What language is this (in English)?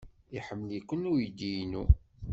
Kabyle